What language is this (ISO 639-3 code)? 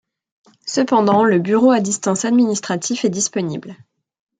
fra